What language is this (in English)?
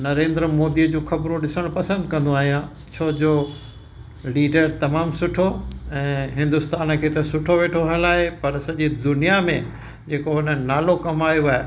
Sindhi